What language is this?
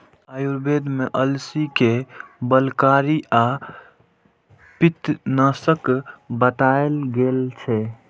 Maithili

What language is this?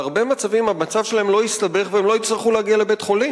Hebrew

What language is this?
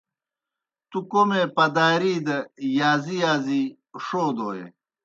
Kohistani Shina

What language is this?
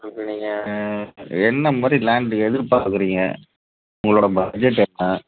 Tamil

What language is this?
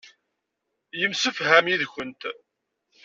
Kabyle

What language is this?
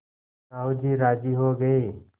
Hindi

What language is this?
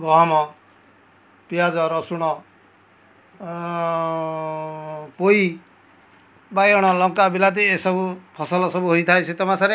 Odia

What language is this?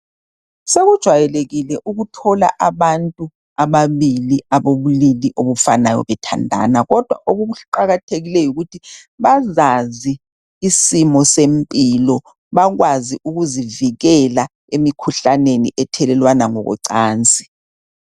North Ndebele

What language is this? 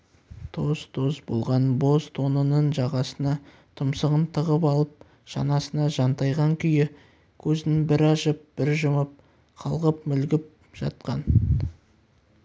Kazakh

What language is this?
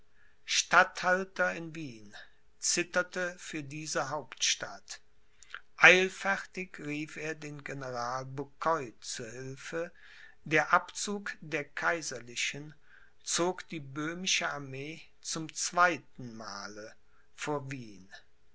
German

